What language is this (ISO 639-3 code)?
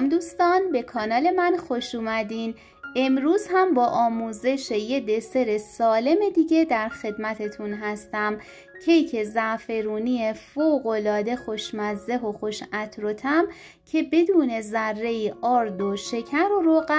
fas